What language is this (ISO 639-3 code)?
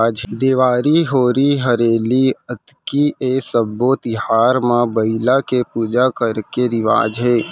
hne